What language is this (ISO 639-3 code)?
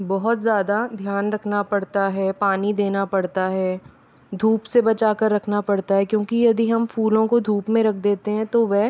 hin